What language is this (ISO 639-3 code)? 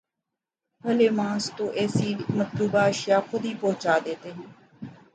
urd